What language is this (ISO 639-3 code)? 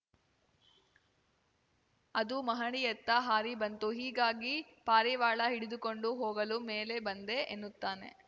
kan